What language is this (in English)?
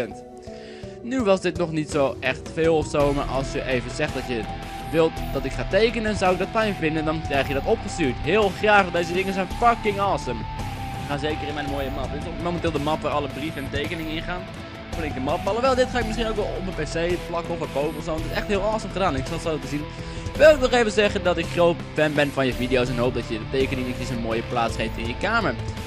Dutch